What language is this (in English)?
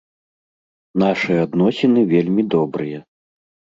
Belarusian